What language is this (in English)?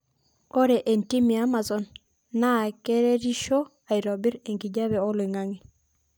Masai